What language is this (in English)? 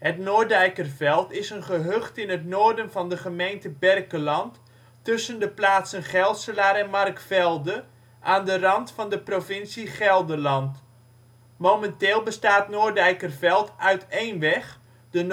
Dutch